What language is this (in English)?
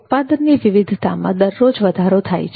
Gujarati